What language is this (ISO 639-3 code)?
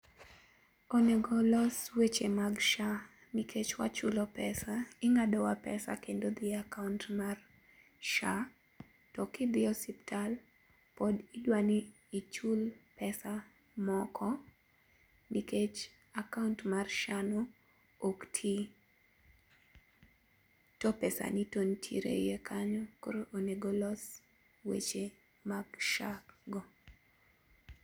luo